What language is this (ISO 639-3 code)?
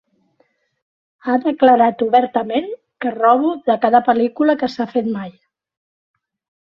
cat